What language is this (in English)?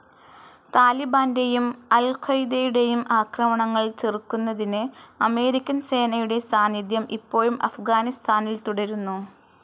Malayalam